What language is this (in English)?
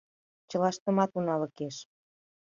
Mari